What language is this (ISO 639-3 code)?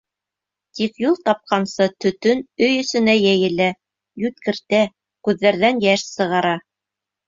bak